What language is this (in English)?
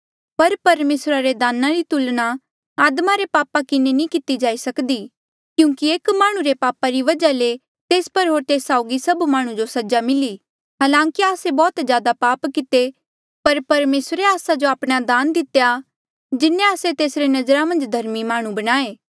Mandeali